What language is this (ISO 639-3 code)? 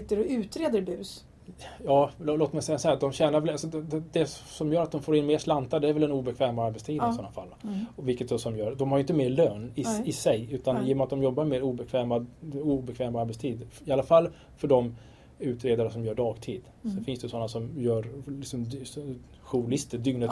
swe